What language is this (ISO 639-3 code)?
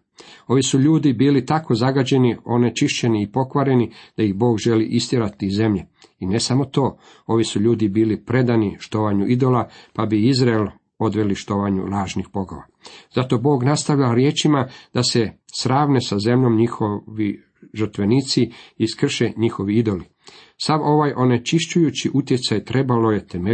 hrv